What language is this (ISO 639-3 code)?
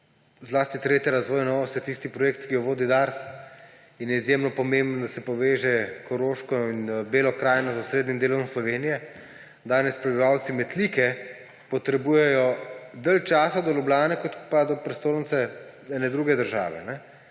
slv